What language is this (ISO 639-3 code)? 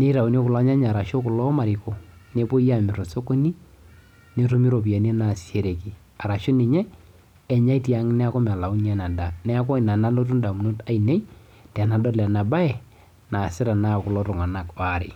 mas